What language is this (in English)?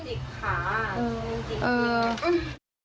Thai